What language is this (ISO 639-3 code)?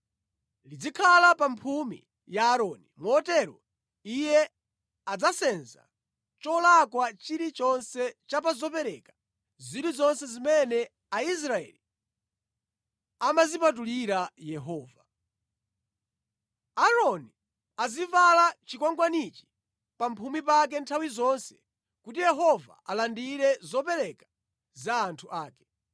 nya